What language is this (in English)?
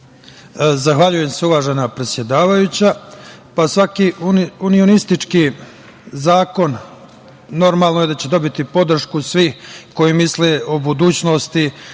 Serbian